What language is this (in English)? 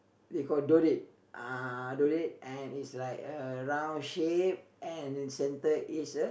English